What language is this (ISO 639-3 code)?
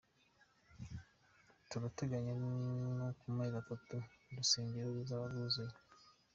kin